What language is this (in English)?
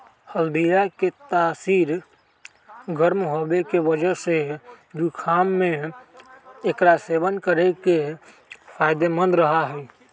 Magahi